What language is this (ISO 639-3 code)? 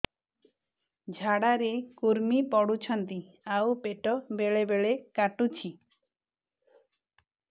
ori